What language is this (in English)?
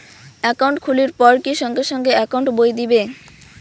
Bangla